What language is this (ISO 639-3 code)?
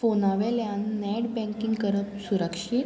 kok